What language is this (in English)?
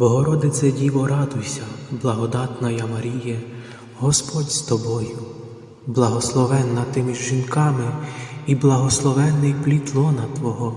Ukrainian